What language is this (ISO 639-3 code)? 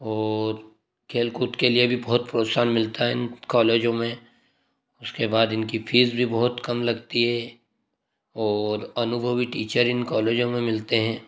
hin